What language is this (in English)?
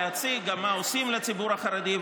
Hebrew